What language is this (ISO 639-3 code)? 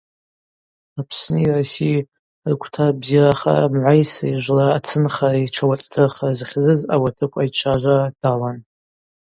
abq